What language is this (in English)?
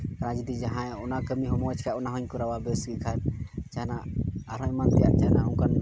Santali